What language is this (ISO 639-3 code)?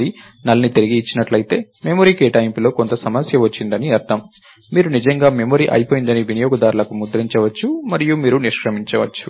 tel